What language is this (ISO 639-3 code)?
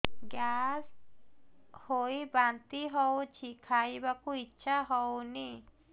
ori